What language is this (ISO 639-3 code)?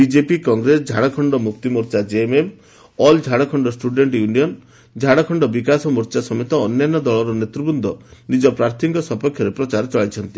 ori